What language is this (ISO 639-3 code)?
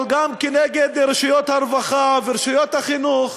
heb